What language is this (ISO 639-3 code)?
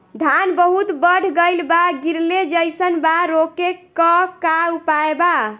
bho